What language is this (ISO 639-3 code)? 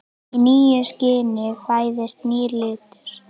isl